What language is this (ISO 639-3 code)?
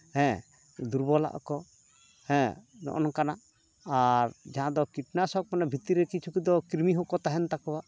sat